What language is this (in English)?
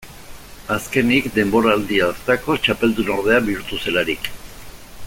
Basque